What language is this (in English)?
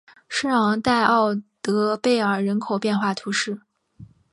Chinese